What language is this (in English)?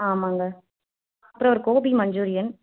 Tamil